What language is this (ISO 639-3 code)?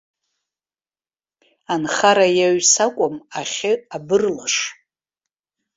abk